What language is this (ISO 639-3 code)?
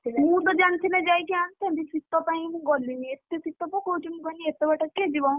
ori